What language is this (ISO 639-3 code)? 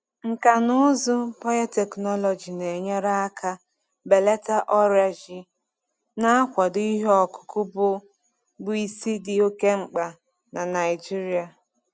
ibo